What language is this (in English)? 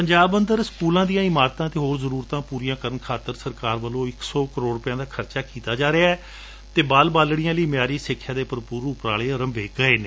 Punjabi